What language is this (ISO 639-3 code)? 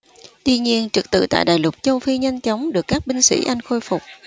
vie